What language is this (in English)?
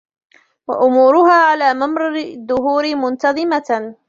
Arabic